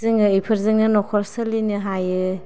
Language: Bodo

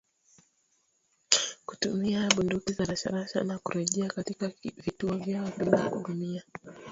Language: Swahili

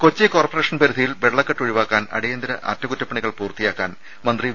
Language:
Malayalam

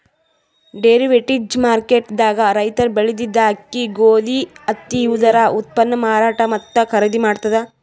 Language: Kannada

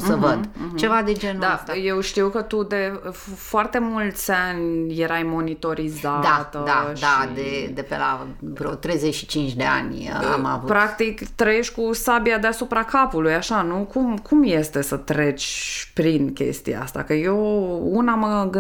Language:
Romanian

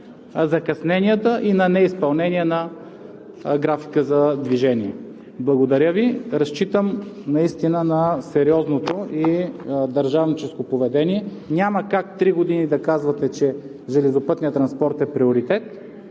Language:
Bulgarian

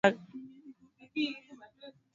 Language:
Swahili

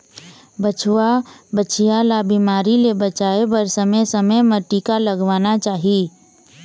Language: Chhattisgarhi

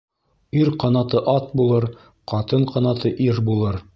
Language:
Bashkir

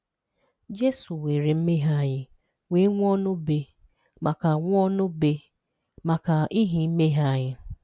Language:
Igbo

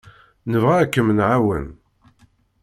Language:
Kabyle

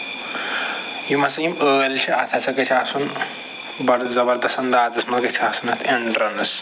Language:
Kashmiri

